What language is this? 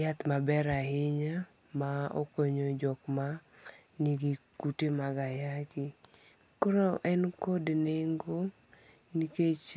Luo (Kenya and Tanzania)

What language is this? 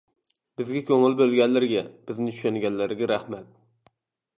Uyghur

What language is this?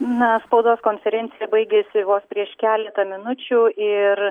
Lithuanian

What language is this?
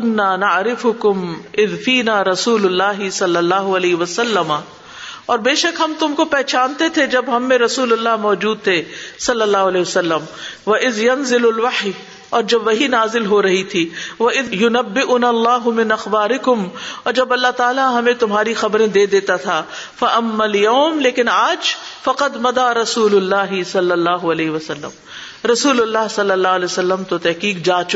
Urdu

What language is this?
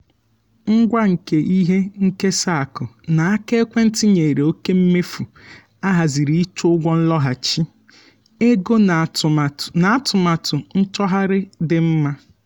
Igbo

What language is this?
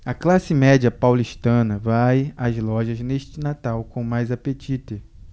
Portuguese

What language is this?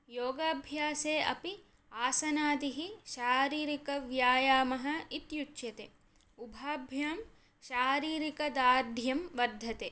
Sanskrit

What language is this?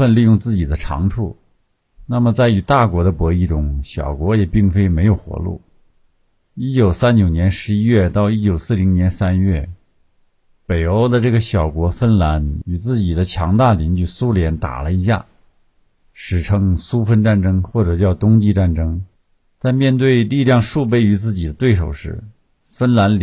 Chinese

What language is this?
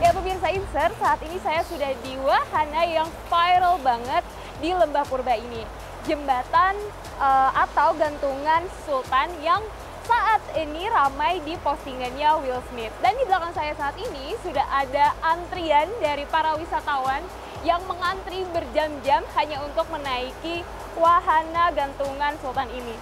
Indonesian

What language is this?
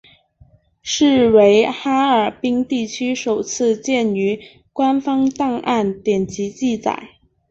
Chinese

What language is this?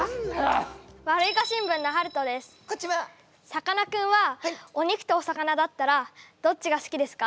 Japanese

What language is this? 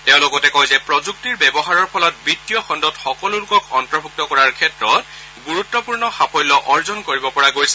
Assamese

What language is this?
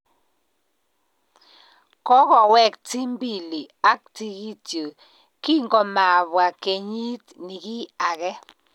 Kalenjin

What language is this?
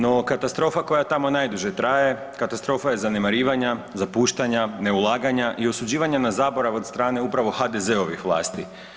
Croatian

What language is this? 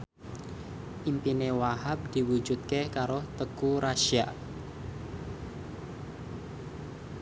Javanese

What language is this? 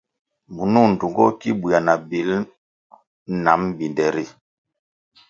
Kwasio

